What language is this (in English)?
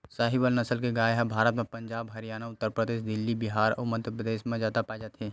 Chhattisgarhi